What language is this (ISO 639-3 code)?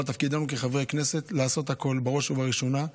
heb